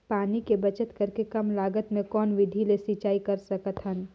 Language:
Chhattisgarhi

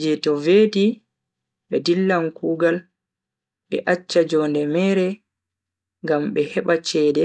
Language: Bagirmi Fulfulde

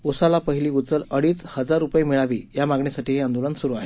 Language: Marathi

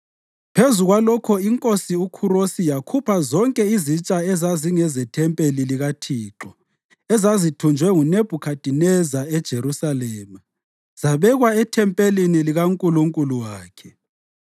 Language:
North Ndebele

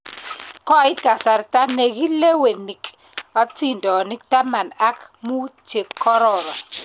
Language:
Kalenjin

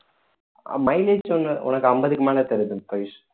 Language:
Tamil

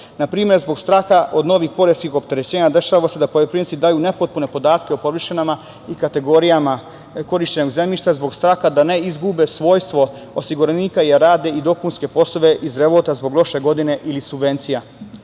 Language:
Serbian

